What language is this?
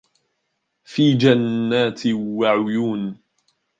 Arabic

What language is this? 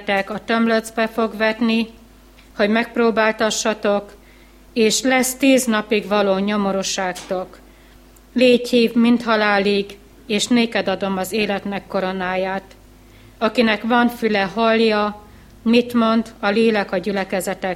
Hungarian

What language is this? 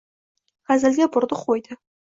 Uzbek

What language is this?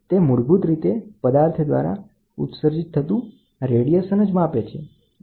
Gujarati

